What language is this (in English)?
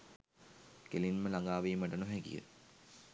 Sinhala